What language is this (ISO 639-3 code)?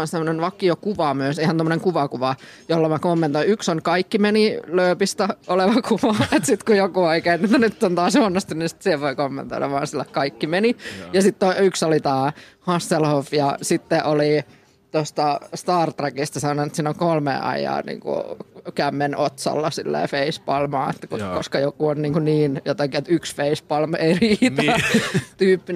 fin